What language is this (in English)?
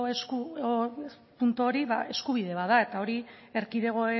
Basque